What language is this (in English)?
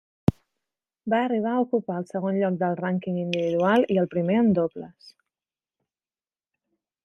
Catalan